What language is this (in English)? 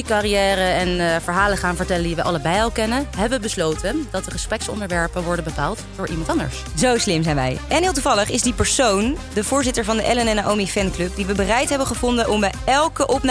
Dutch